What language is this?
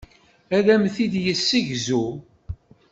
Kabyle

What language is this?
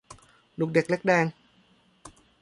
Thai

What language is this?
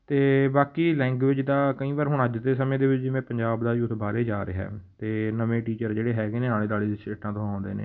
Punjabi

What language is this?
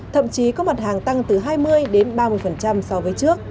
Vietnamese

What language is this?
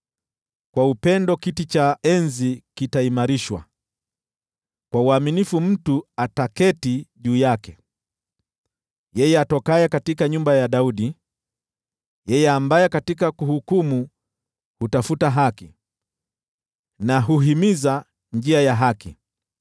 Swahili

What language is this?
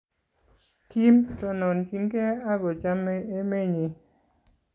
Kalenjin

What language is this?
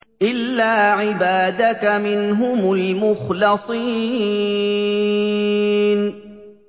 Arabic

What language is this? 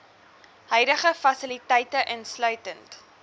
Afrikaans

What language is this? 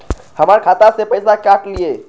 Maithili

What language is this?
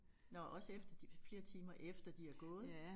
Danish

